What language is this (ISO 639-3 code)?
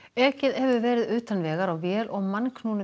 isl